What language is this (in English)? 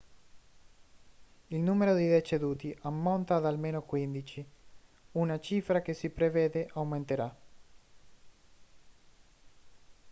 Italian